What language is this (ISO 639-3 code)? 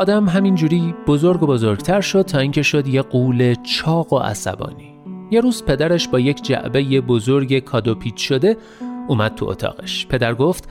fas